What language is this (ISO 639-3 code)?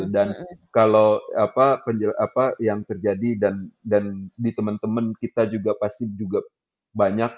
ind